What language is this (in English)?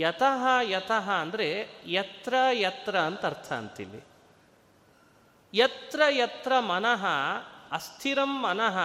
Kannada